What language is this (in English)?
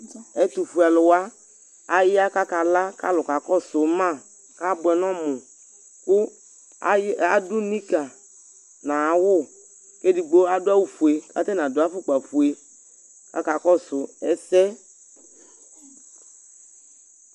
Ikposo